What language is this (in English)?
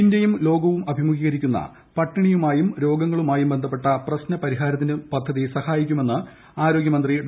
Malayalam